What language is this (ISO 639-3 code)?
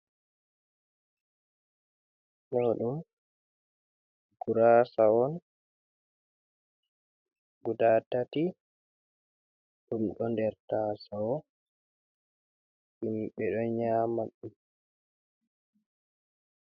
ful